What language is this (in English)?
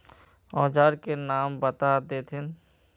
Magahi